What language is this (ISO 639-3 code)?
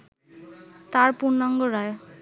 ben